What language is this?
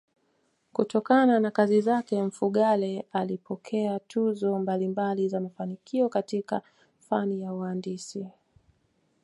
Swahili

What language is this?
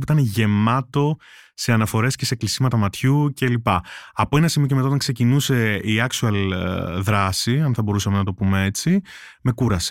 Greek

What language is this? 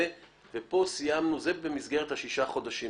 Hebrew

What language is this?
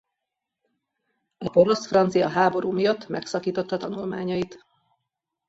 Hungarian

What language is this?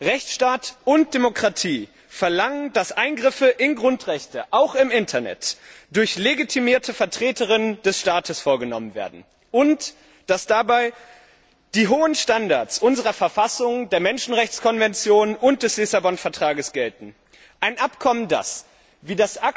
German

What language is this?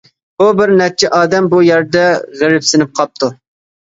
Uyghur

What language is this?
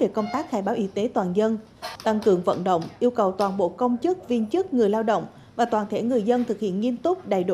Vietnamese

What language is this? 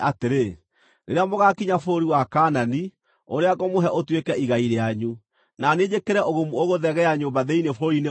Kikuyu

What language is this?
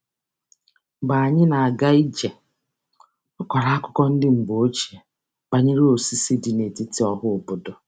Igbo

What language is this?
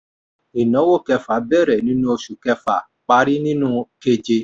Yoruba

